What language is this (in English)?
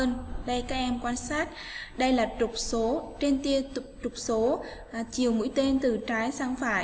Vietnamese